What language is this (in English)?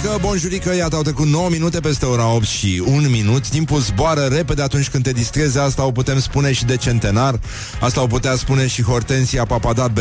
Romanian